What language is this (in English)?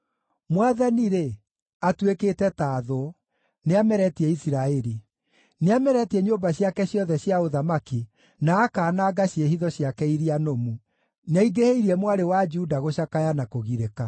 Kikuyu